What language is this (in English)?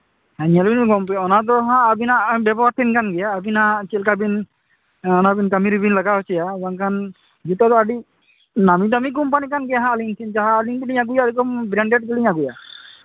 Santali